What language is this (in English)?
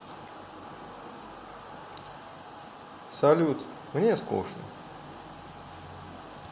Russian